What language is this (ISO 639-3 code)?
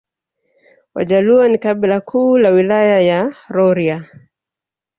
swa